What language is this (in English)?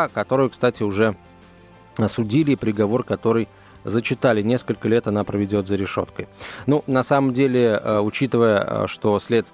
Russian